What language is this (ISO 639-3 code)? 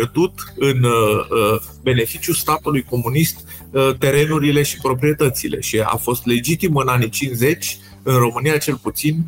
ron